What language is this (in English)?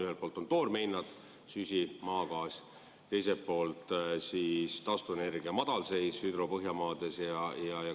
Estonian